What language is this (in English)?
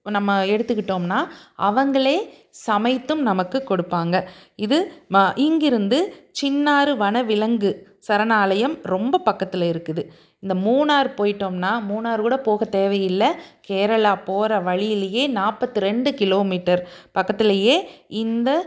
Tamil